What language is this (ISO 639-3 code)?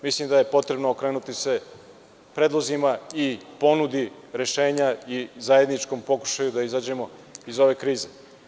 srp